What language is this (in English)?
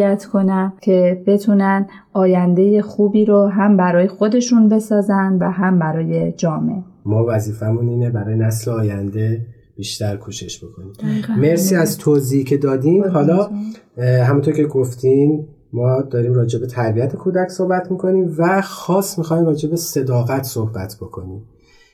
Persian